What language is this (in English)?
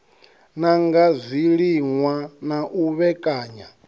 Venda